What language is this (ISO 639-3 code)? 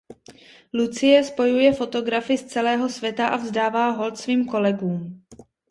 ces